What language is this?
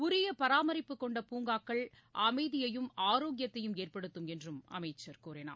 Tamil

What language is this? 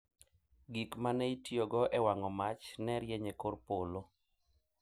Luo (Kenya and Tanzania)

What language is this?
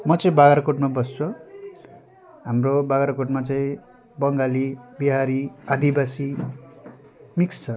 Nepali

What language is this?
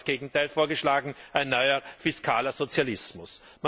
German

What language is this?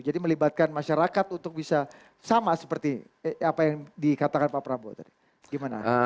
Indonesian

